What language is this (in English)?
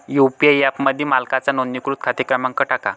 Marathi